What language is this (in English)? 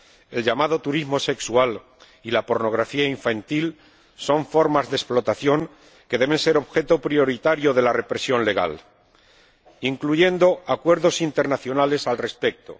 Spanish